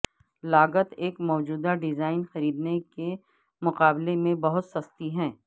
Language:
Urdu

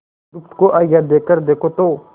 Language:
Hindi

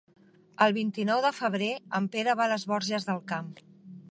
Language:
Catalan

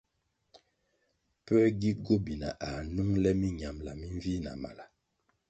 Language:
Kwasio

